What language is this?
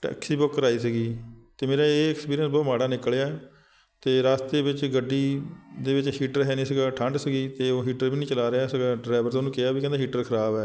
Punjabi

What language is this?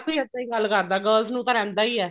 Punjabi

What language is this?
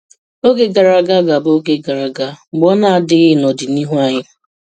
Igbo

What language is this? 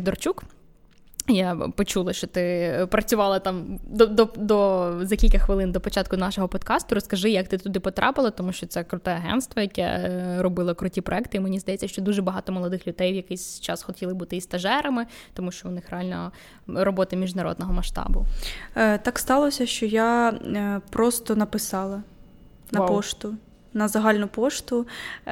Ukrainian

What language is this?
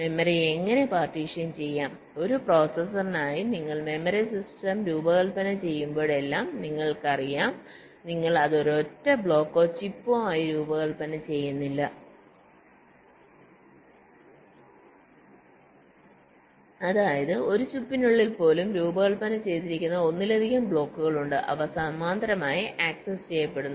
Malayalam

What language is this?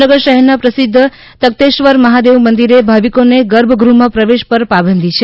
Gujarati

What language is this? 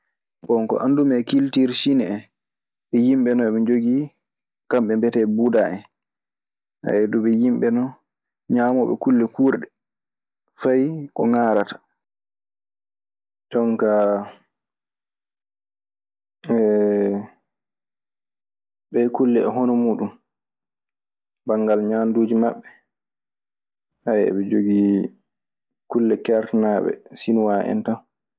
Maasina Fulfulde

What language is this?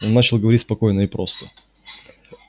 Russian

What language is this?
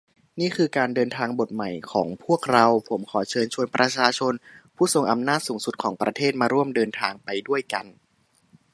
Thai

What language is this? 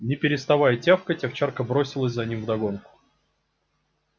Russian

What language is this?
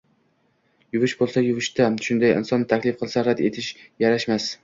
Uzbek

